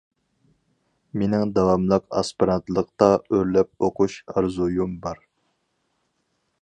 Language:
Uyghur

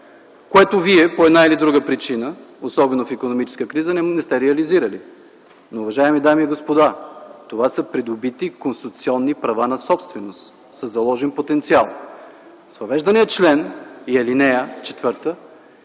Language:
Bulgarian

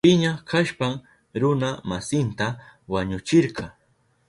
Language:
Southern Pastaza Quechua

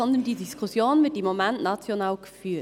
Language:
Swiss German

